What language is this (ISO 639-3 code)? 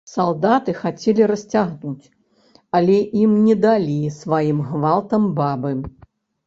bel